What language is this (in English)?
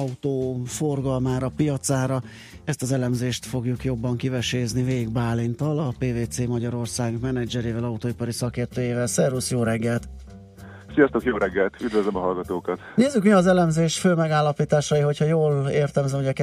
Hungarian